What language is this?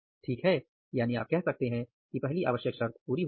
Hindi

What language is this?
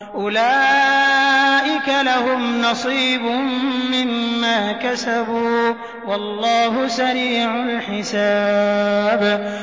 Arabic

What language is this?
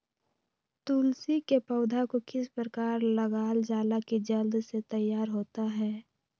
Magahi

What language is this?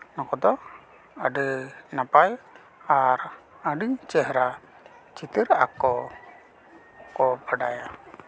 Santali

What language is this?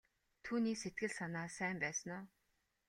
Mongolian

